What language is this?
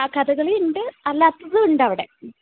Malayalam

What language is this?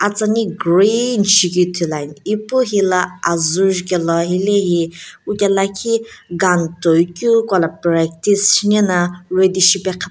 Sumi Naga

